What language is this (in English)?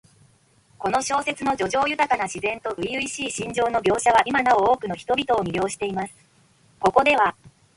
Japanese